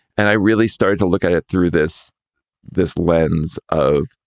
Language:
English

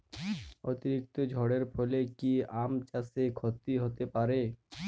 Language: Bangla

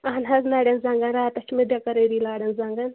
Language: Kashmiri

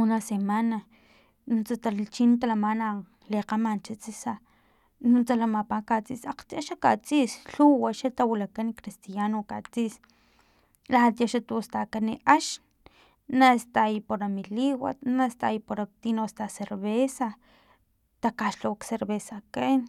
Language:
Filomena Mata-Coahuitlán Totonac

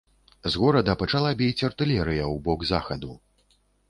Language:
Belarusian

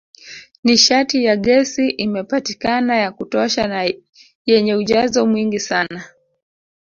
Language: Swahili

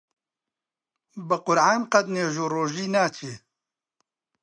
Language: Central Kurdish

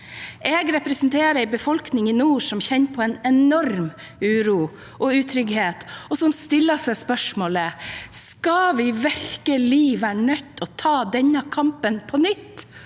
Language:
Norwegian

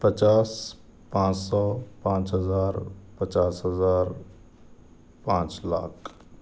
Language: Urdu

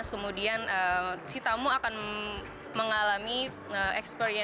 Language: Indonesian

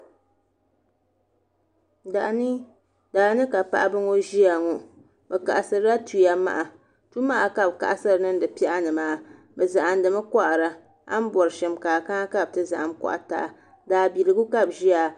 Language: Dagbani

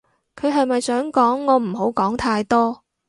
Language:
Cantonese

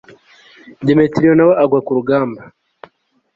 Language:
Kinyarwanda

